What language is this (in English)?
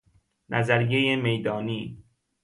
Persian